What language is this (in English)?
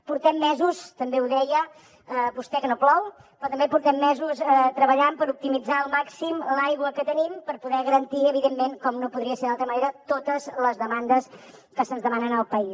Catalan